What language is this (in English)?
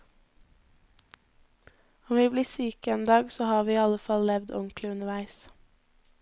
Norwegian